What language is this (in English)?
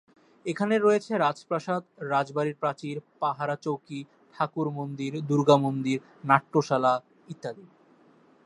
Bangla